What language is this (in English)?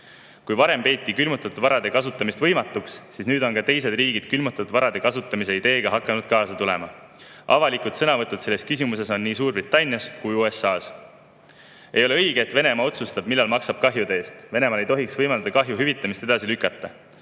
Estonian